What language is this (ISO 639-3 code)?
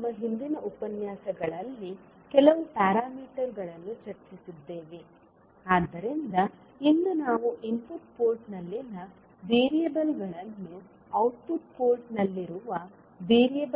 kan